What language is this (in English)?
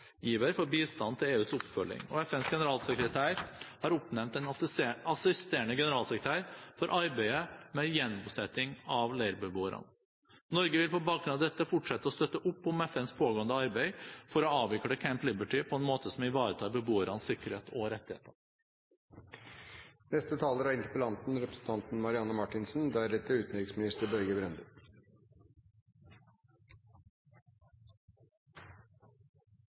Norwegian Bokmål